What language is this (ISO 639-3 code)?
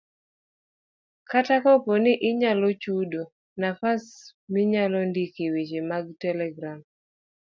luo